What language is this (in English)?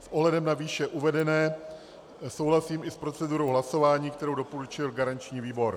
Czech